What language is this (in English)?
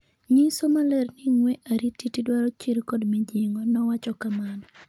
Luo (Kenya and Tanzania)